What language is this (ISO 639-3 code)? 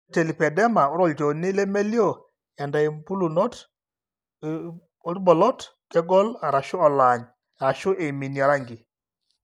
mas